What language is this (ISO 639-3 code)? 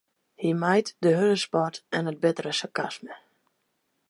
fry